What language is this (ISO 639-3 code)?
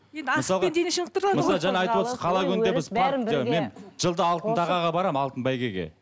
kaz